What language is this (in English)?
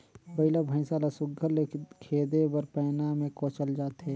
Chhattisgarhi